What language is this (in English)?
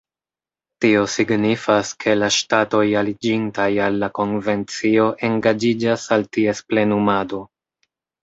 Esperanto